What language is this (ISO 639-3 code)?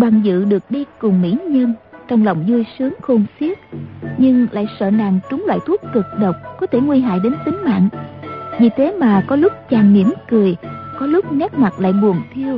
vie